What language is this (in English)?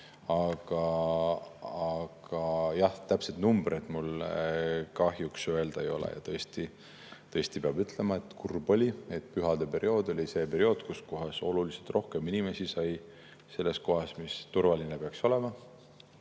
Estonian